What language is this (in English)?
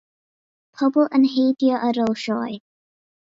Welsh